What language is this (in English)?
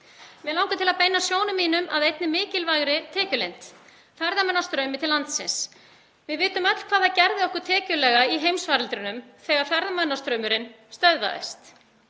Icelandic